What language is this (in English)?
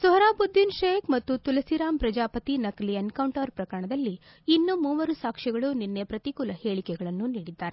Kannada